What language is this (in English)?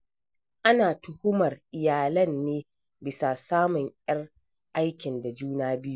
Hausa